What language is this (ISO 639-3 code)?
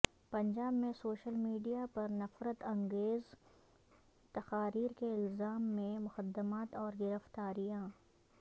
urd